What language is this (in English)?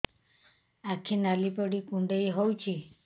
Odia